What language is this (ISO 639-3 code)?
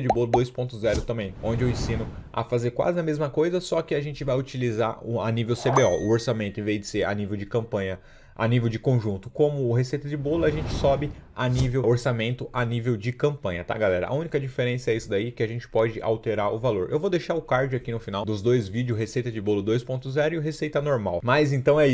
por